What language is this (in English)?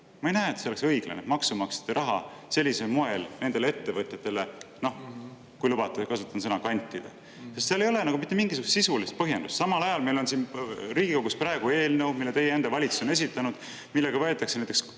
Estonian